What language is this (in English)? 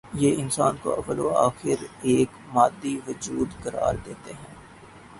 Urdu